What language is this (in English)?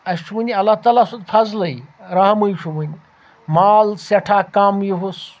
Kashmiri